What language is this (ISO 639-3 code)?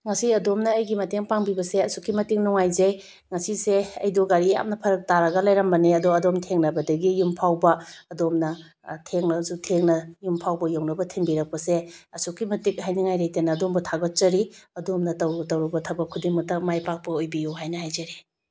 mni